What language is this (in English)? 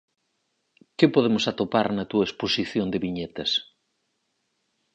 Galician